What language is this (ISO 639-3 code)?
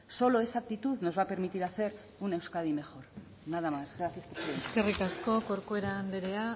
spa